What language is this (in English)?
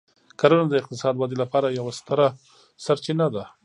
Pashto